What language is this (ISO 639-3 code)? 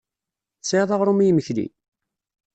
kab